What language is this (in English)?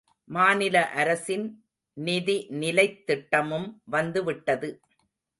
Tamil